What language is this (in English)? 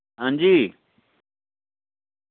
Dogri